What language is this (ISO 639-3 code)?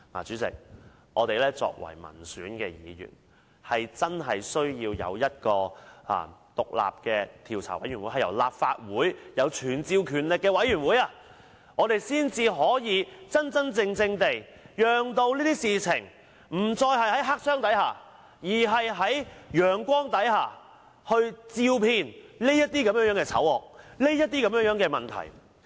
yue